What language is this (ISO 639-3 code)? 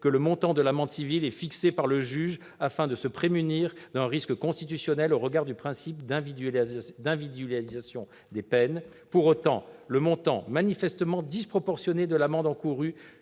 fra